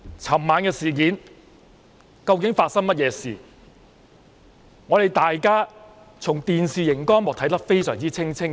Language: Cantonese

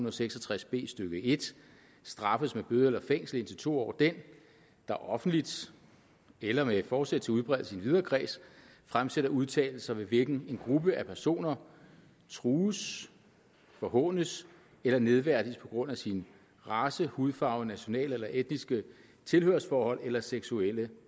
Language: Danish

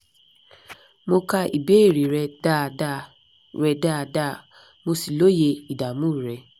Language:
Yoruba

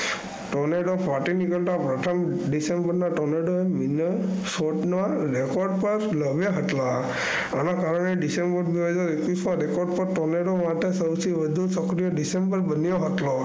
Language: Gujarati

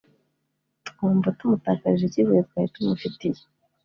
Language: Kinyarwanda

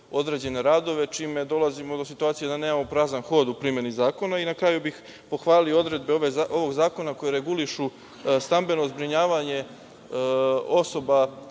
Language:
Serbian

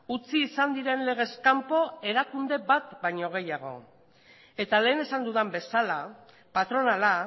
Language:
Basque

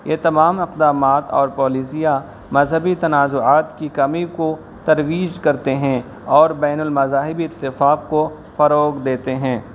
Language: Urdu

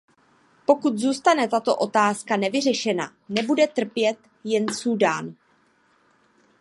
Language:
Czech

